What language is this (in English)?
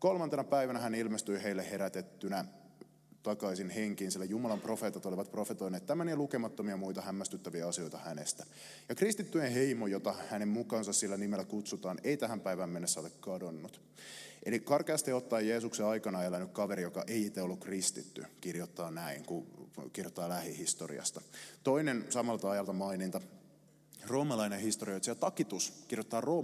Finnish